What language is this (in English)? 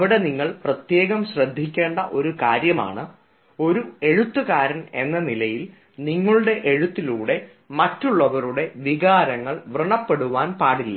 Malayalam